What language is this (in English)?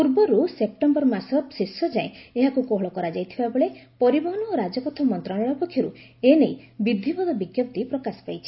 Odia